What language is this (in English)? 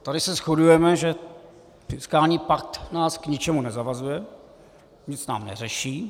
Czech